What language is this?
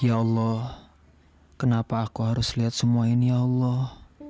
Indonesian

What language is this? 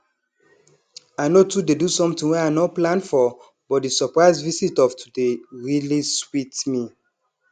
Nigerian Pidgin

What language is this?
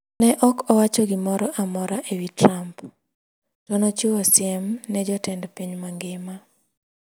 Luo (Kenya and Tanzania)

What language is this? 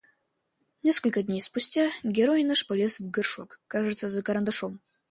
Russian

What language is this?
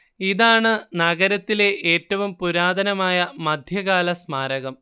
Malayalam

